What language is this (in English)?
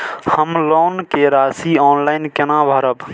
Maithili